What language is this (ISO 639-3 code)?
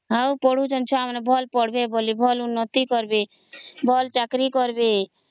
ori